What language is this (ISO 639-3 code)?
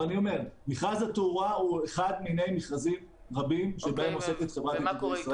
heb